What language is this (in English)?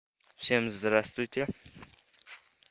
Russian